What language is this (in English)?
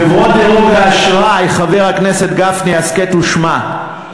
Hebrew